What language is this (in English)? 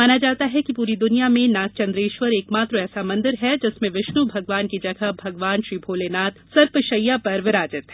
Hindi